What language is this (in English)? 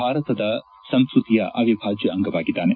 Kannada